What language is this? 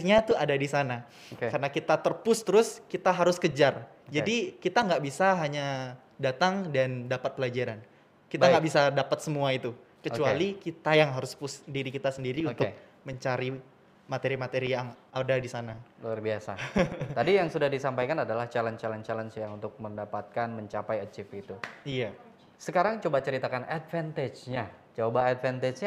Indonesian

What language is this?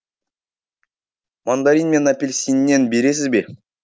Kazakh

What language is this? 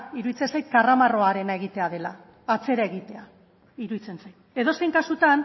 Basque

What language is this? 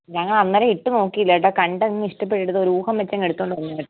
Malayalam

